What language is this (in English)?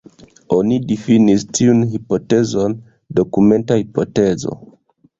Esperanto